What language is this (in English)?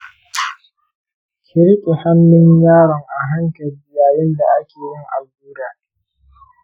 Hausa